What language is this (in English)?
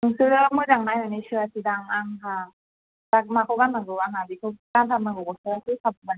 Bodo